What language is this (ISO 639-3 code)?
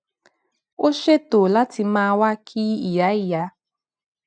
yor